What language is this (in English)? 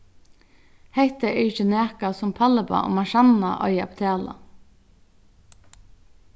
Faroese